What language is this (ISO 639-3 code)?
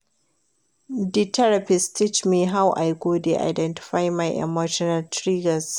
pcm